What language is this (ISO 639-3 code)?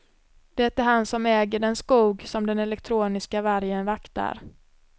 swe